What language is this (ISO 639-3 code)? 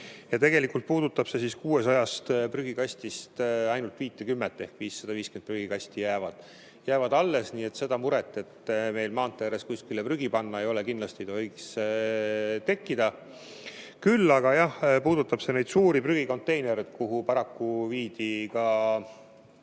est